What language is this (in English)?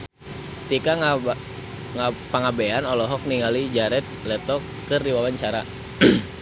Sundanese